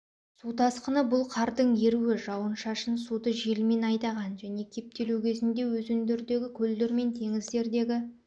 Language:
Kazakh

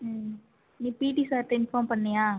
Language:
Tamil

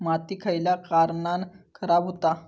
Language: Marathi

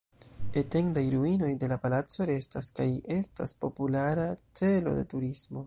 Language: Esperanto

